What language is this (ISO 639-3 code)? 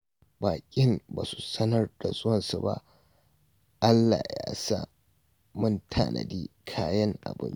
hau